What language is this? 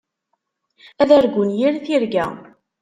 Kabyle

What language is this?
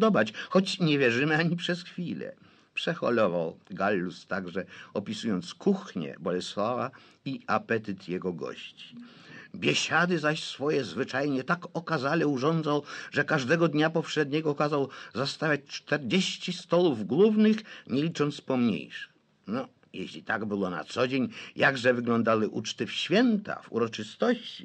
Polish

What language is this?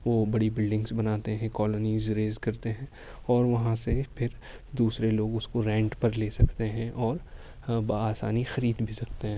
Urdu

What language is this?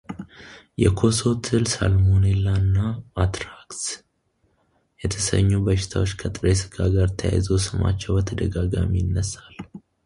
Amharic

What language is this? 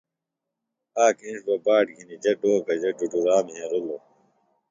Phalura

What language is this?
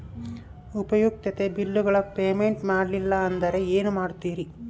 Kannada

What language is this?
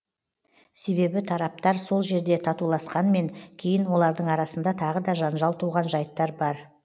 Kazakh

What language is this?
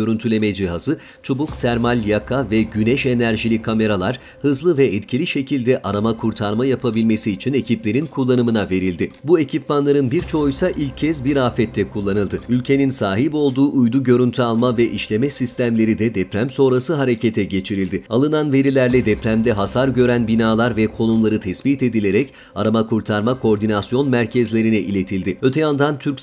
Turkish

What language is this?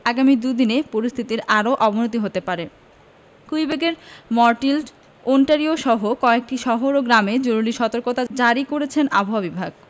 Bangla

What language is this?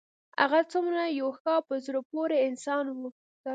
Pashto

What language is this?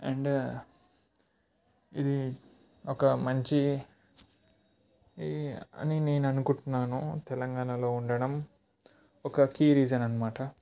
Telugu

